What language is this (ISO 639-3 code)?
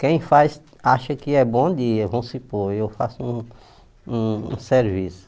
por